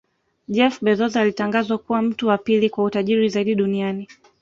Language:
Swahili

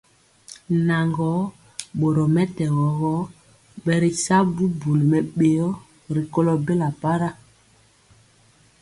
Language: Mpiemo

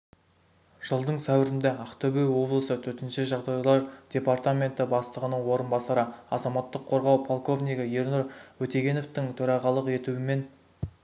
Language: Kazakh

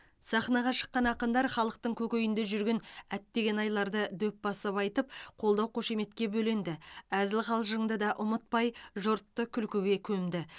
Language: Kazakh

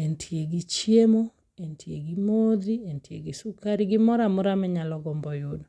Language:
Luo (Kenya and Tanzania)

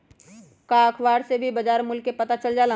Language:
Magahi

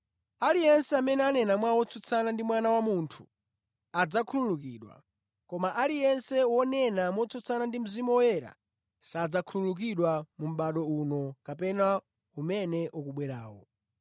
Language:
Nyanja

